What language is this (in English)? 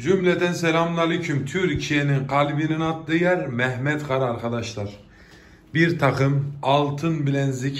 Turkish